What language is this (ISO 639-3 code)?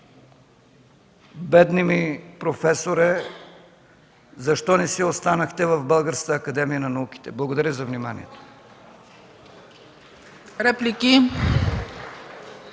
bul